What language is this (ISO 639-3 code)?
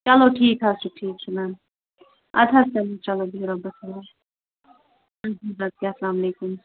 kas